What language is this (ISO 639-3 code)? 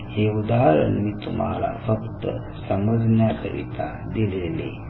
mar